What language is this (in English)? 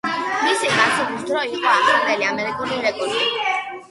Georgian